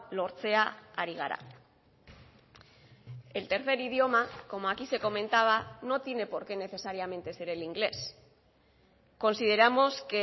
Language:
Spanish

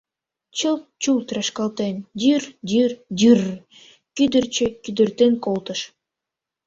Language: Mari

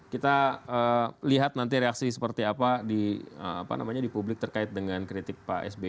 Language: Indonesian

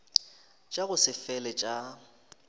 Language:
Northern Sotho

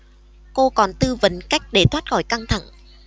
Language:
Vietnamese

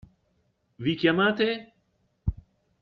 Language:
Italian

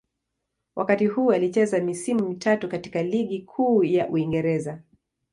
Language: Swahili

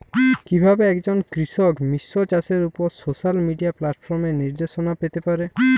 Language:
Bangla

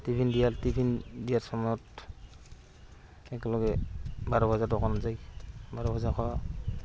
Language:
Assamese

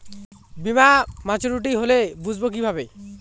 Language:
Bangla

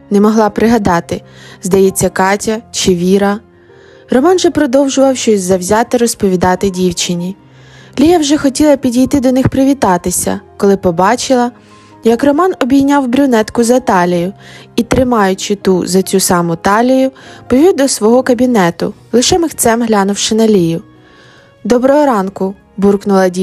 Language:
Ukrainian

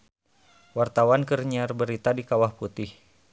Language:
Sundanese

